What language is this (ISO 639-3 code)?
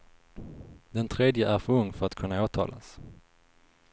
swe